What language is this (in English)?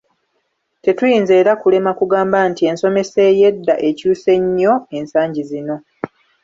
Ganda